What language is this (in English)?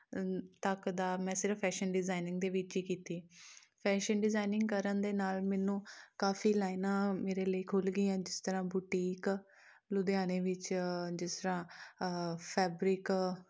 Punjabi